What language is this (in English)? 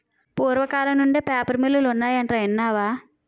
Telugu